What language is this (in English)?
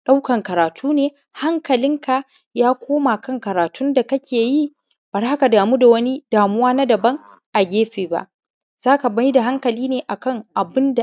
Hausa